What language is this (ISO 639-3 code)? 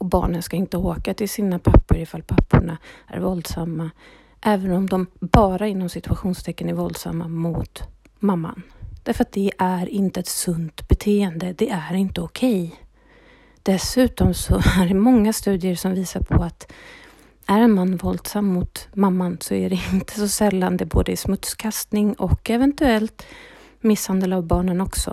swe